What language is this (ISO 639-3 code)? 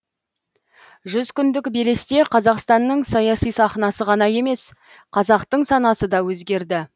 kaz